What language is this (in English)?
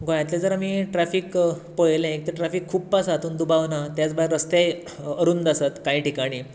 Konkani